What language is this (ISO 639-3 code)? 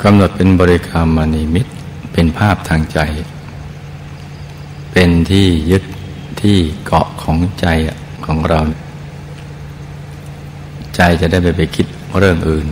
tha